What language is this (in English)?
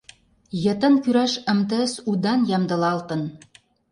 Mari